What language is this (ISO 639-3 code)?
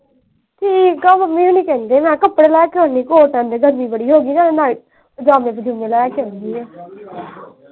pan